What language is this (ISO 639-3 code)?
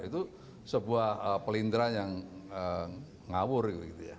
ind